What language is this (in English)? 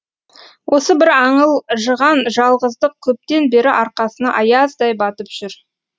Kazakh